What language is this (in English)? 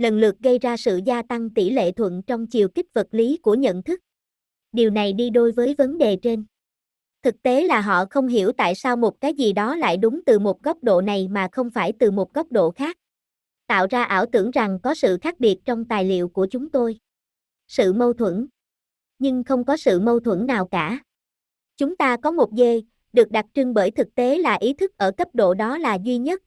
Vietnamese